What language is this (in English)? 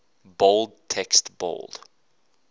English